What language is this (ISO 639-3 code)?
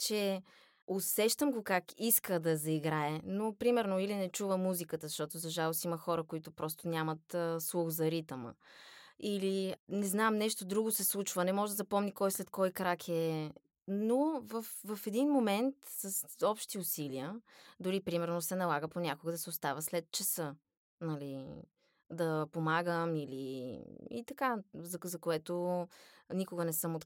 bul